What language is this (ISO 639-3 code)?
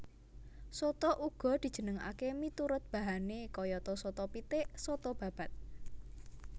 jav